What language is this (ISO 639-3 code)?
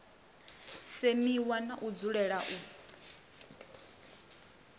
ven